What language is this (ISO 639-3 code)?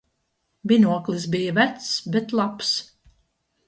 lav